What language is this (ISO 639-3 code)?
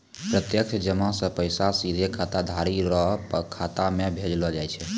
mai